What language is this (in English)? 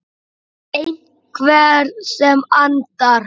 Icelandic